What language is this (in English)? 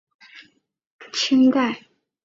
Chinese